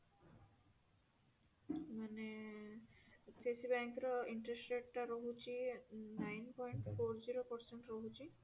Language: Odia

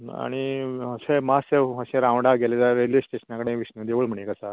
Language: Konkani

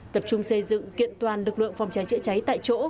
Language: Vietnamese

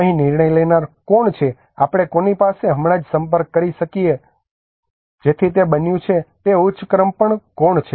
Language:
Gujarati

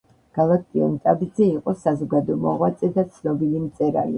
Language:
Georgian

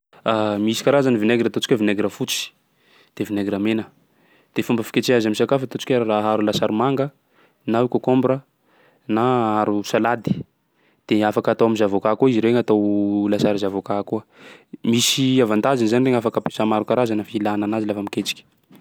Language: Sakalava Malagasy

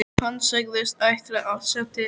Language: Icelandic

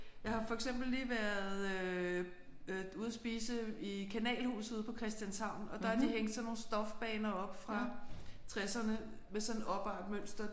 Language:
Danish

